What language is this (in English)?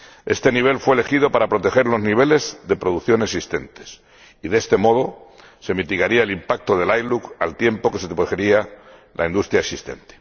Spanish